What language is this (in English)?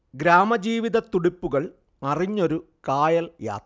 Malayalam